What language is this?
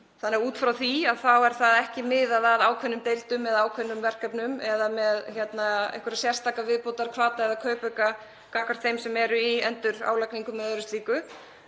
Icelandic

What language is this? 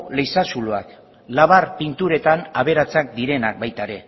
Basque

